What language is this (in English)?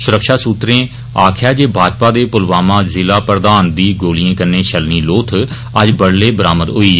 Dogri